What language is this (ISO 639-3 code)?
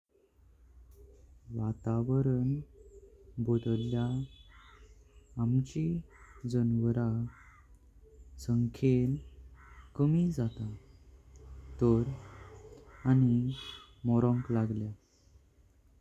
kok